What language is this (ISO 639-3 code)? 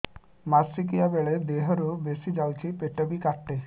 ori